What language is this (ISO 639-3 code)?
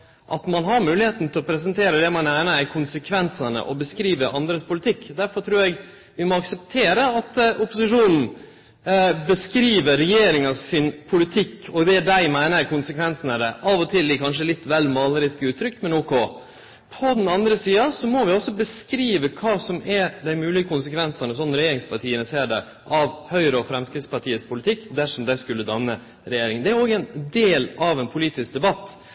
nno